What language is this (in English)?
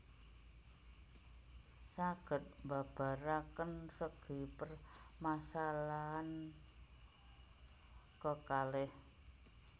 Javanese